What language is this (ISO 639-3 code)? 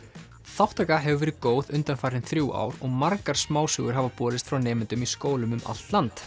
isl